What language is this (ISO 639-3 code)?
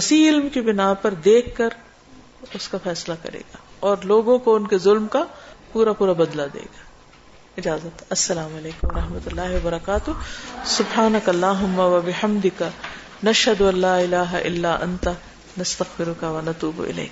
urd